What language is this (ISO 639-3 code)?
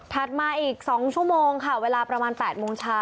tha